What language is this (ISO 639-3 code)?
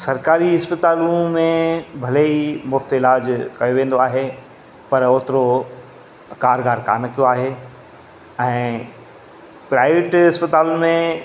snd